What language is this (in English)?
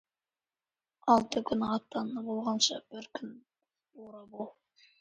Kazakh